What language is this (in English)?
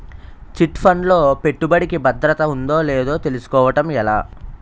Telugu